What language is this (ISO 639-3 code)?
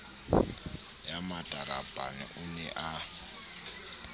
sot